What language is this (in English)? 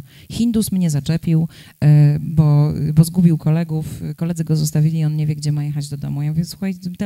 Polish